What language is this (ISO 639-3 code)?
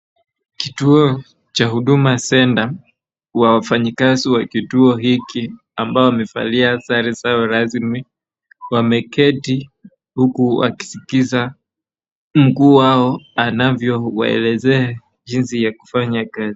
swa